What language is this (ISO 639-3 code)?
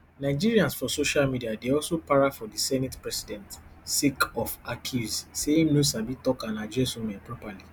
pcm